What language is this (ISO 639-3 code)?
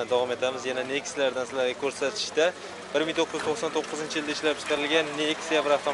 tur